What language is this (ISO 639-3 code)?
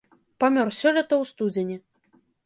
bel